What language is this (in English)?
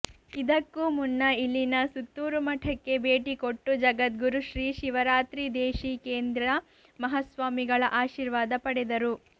Kannada